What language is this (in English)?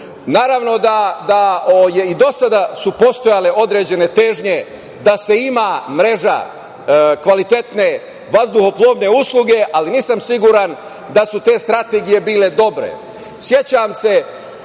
Serbian